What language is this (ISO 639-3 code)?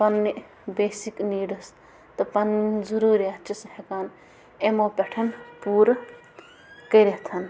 kas